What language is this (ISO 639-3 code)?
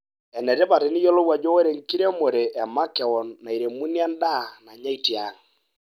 mas